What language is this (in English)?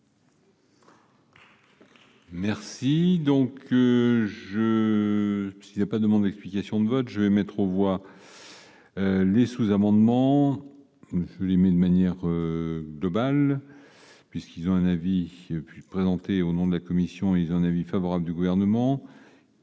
French